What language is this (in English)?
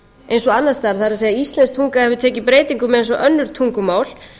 Icelandic